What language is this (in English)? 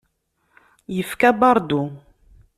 Kabyle